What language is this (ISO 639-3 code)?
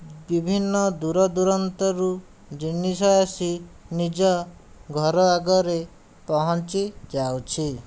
ori